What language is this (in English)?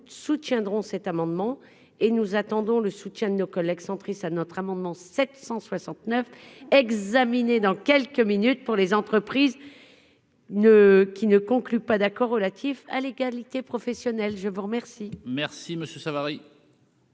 French